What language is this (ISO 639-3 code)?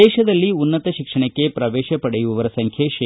kan